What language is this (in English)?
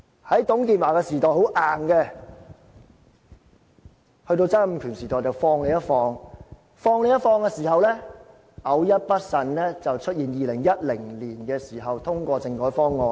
Cantonese